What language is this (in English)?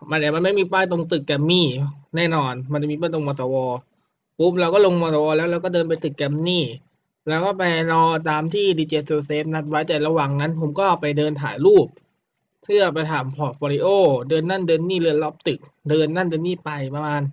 Thai